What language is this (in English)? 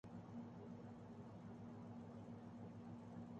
Urdu